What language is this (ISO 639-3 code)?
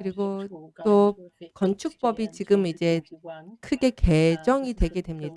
kor